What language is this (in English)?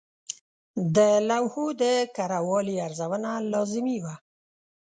Pashto